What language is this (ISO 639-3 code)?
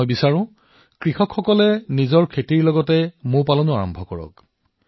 asm